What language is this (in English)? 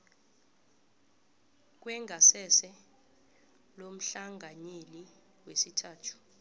South Ndebele